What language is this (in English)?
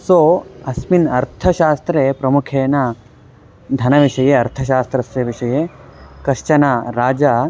Sanskrit